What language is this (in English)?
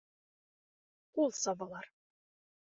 Bashkir